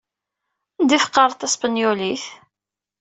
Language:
Kabyle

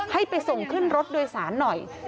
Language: Thai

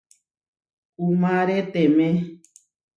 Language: Huarijio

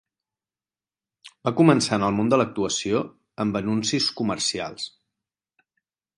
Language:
Catalan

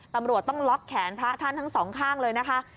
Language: Thai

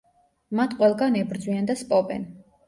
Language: Georgian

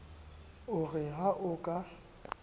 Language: Southern Sotho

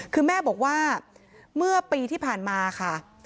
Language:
Thai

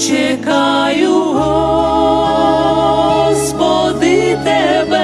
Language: Ukrainian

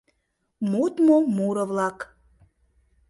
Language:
Mari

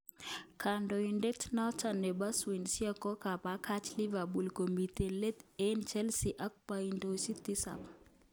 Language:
Kalenjin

